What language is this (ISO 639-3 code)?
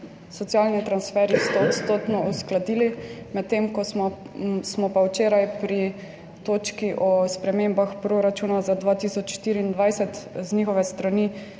slv